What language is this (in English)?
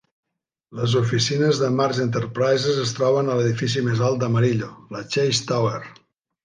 Catalan